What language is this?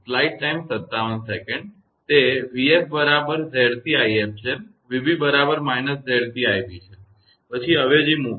Gujarati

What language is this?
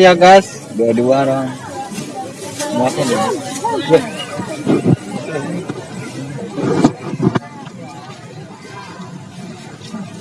Indonesian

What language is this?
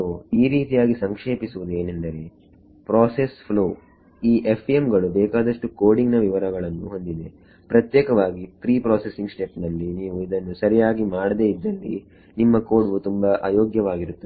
Kannada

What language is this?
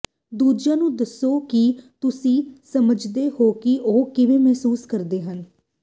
Punjabi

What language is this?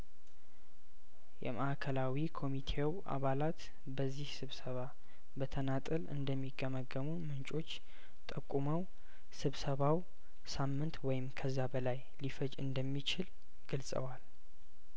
Amharic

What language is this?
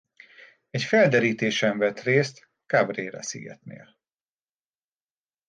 Hungarian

